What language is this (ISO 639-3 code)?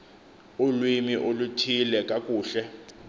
xho